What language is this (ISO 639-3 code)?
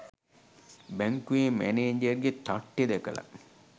sin